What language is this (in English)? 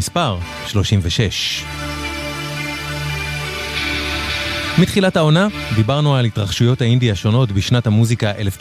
Hebrew